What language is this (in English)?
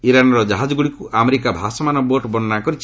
Odia